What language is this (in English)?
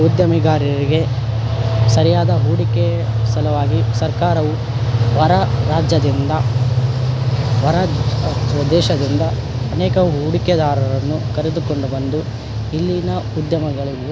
Kannada